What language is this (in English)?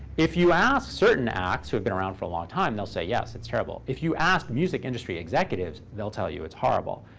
English